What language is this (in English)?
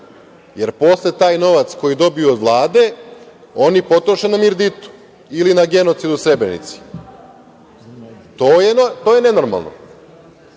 Serbian